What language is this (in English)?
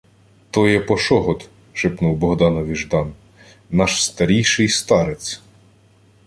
Ukrainian